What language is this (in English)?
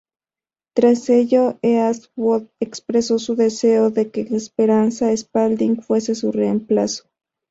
Spanish